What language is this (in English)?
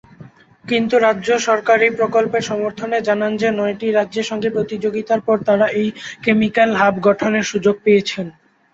Bangla